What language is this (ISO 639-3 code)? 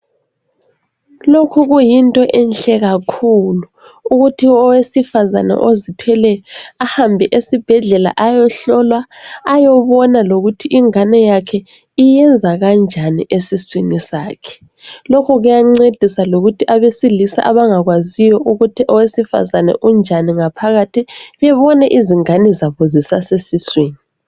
nde